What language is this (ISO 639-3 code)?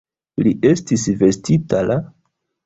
epo